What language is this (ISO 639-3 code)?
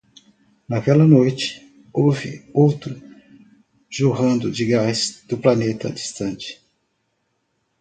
por